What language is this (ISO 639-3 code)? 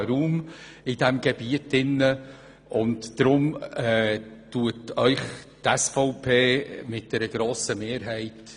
gsw